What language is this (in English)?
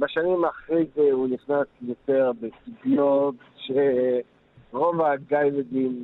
Hebrew